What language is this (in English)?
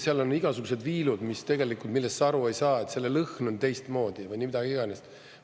Estonian